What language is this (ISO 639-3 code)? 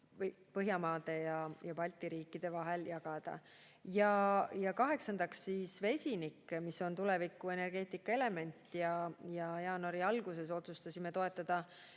est